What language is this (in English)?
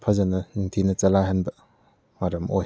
Manipuri